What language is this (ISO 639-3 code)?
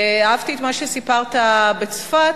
heb